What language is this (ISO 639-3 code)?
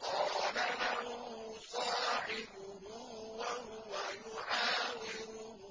ara